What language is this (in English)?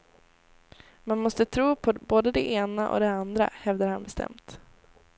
Swedish